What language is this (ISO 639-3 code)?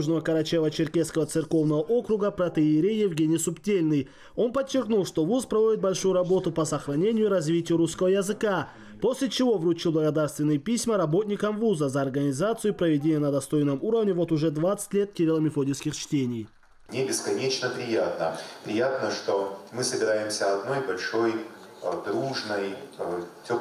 rus